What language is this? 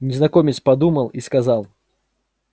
Russian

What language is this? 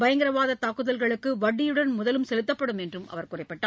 Tamil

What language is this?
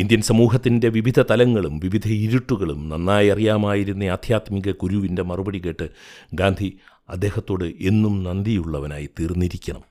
Malayalam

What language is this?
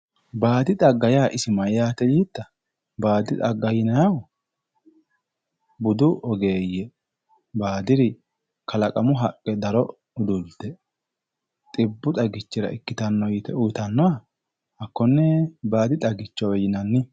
Sidamo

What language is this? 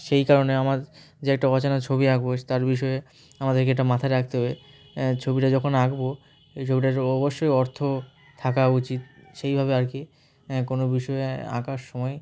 Bangla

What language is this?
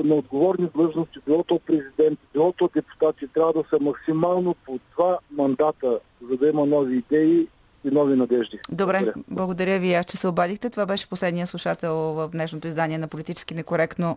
Bulgarian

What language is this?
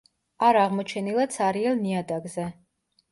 Georgian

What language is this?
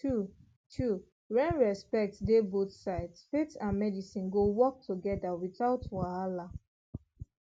Nigerian Pidgin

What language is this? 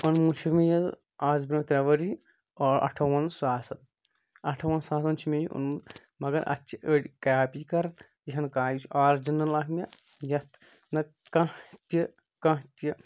Kashmiri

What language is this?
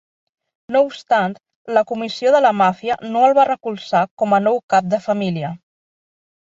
Catalan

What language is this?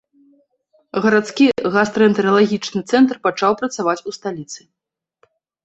Belarusian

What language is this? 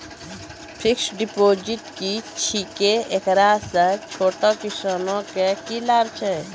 Maithili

